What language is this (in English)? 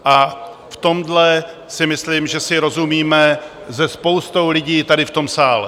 Czech